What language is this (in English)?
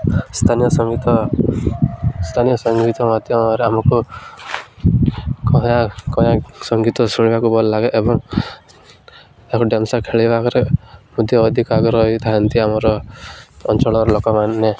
Odia